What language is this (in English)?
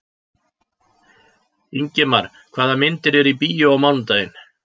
Icelandic